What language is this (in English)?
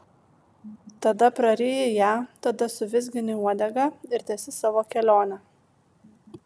Lithuanian